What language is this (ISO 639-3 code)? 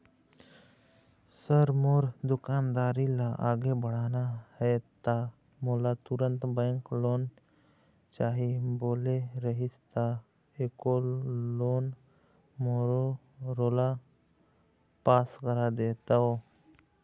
hne